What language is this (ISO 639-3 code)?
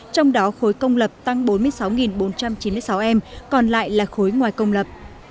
vie